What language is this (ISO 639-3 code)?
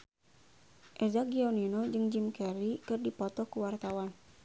sun